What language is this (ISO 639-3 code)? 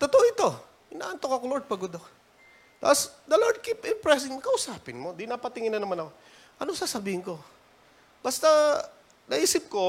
fil